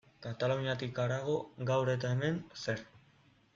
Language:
Basque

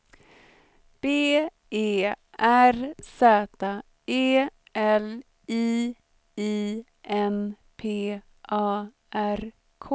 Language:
Swedish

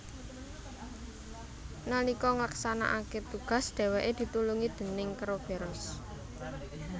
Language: Javanese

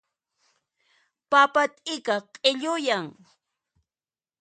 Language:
Puno Quechua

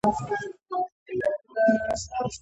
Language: Georgian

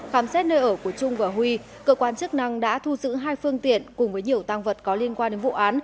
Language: Vietnamese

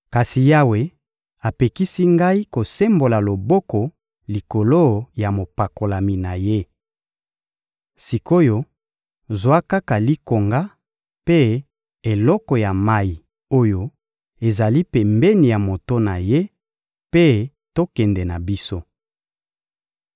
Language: Lingala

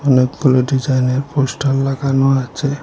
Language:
Bangla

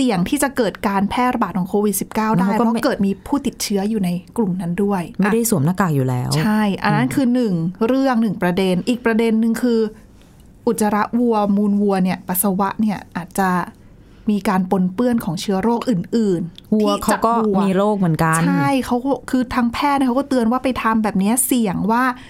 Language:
Thai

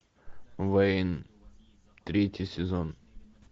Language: Russian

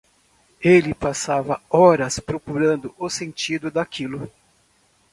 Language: Portuguese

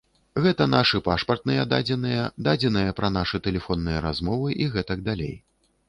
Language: Belarusian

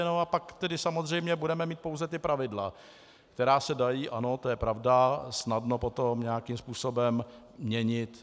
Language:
Czech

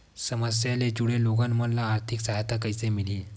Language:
Chhattisgarhi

